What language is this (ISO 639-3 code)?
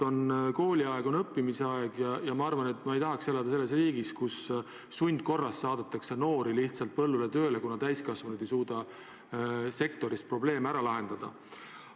est